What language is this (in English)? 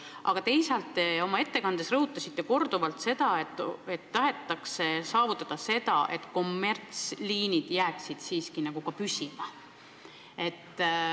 Estonian